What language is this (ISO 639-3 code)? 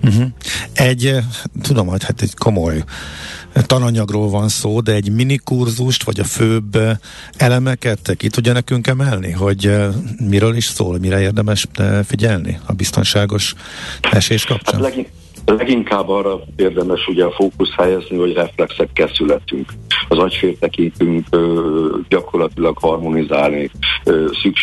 hun